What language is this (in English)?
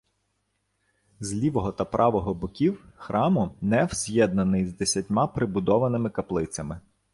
Ukrainian